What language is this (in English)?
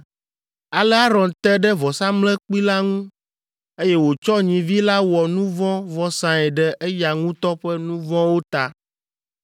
Ewe